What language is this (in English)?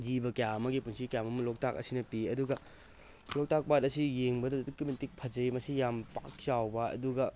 Manipuri